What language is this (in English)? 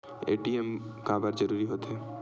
Chhattisgarhi